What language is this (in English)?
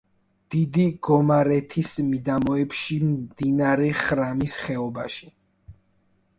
Georgian